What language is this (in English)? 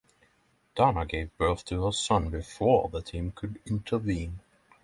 English